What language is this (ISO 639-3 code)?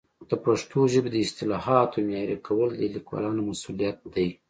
pus